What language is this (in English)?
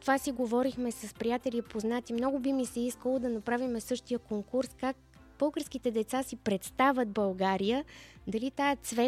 Bulgarian